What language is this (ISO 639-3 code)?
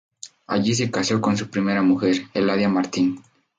spa